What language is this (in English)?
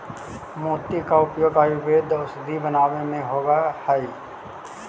Magahi